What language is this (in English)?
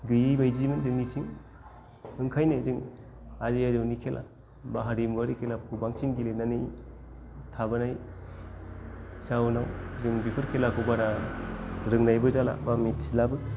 Bodo